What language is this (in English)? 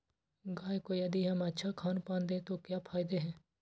Magahi